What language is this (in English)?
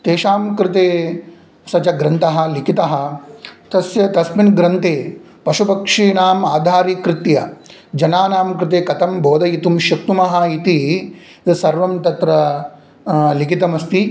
Sanskrit